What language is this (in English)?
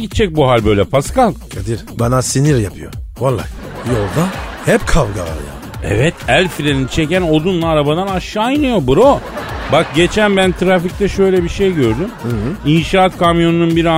Turkish